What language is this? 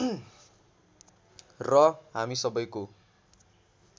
Nepali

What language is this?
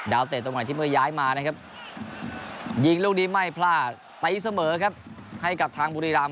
Thai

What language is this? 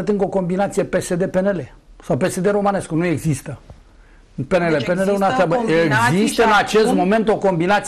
Romanian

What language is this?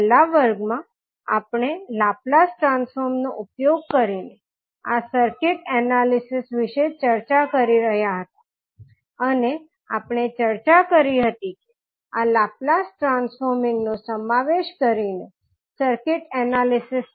Gujarati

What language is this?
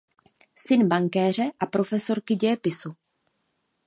Czech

